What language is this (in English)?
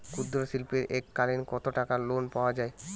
Bangla